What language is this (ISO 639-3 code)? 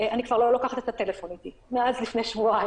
heb